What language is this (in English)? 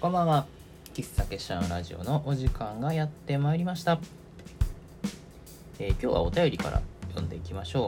Japanese